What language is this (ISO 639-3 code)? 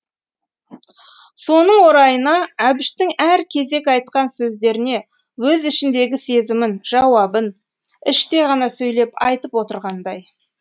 kaz